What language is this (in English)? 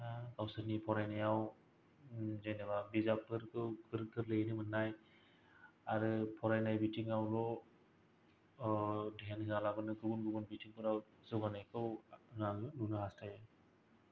Bodo